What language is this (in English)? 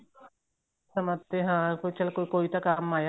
Punjabi